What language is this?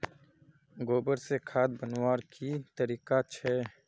Magahi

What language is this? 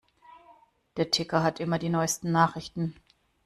German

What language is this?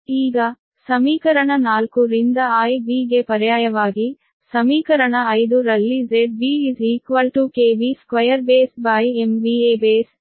Kannada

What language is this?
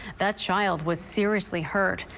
English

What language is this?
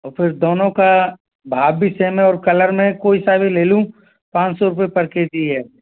Hindi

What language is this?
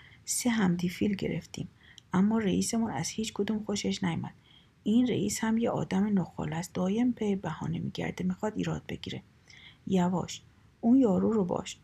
Persian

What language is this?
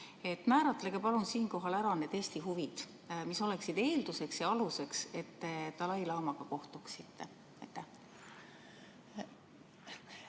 Estonian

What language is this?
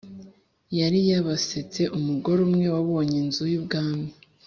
Kinyarwanda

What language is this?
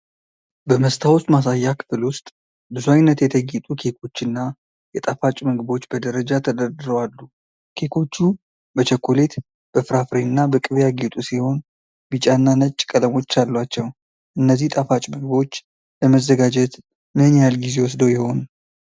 Amharic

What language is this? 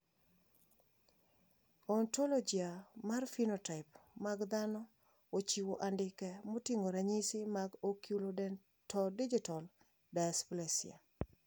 Luo (Kenya and Tanzania)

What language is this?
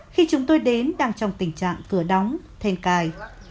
Vietnamese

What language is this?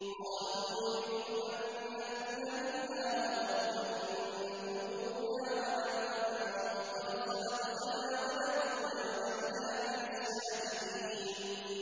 Arabic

